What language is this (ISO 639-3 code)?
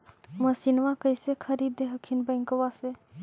mag